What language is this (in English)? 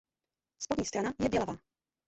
Czech